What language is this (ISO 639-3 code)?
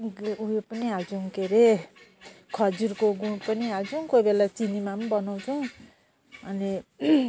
nep